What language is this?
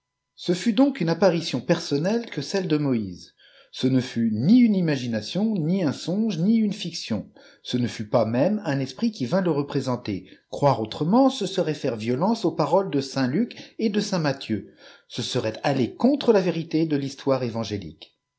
French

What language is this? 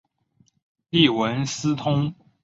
Chinese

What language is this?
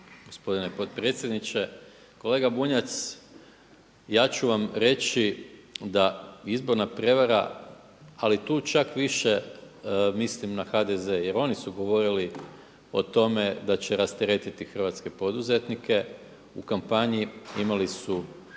Croatian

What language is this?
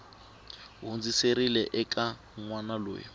Tsonga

